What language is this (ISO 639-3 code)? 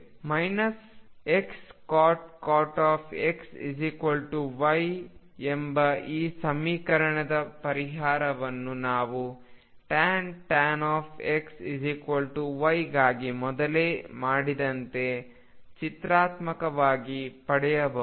kan